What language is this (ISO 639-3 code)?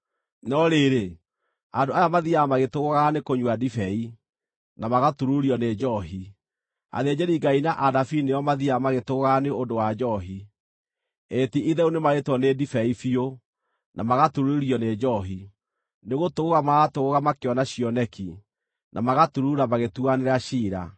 kik